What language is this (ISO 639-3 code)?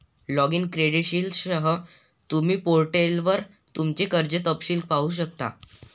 mar